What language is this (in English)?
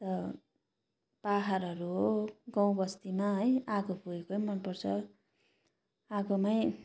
Nepali